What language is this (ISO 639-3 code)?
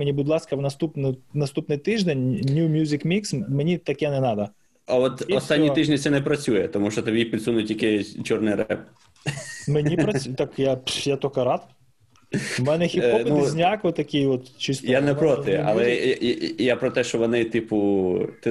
ukr